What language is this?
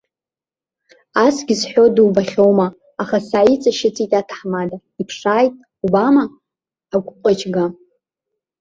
Abkhazian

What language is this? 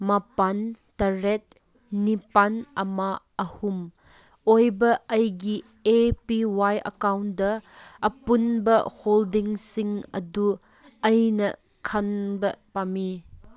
Manipuri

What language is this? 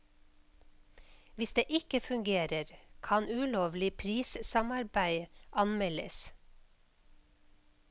Norwegian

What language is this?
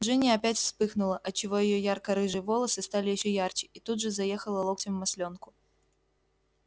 Russian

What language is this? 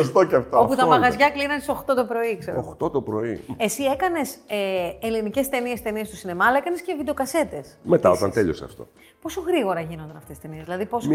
Greek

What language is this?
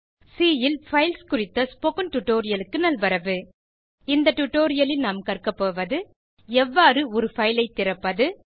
Tamil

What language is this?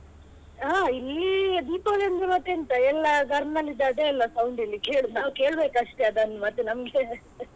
Kannada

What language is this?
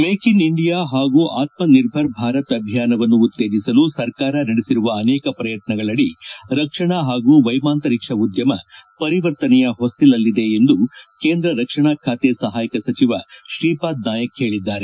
Kannada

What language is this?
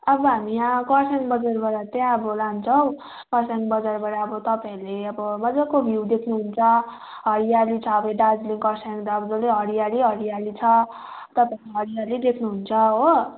Nepali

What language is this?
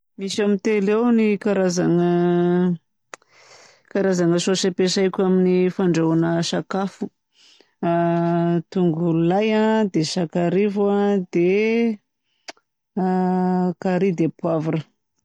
Southern Betsimisaraka Malagasy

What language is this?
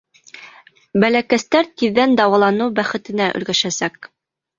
Bashkir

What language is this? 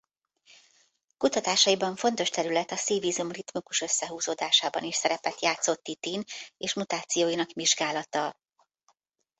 Hungarian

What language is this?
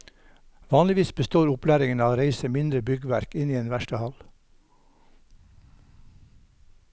Norwegian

